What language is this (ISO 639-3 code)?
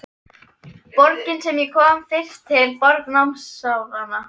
isl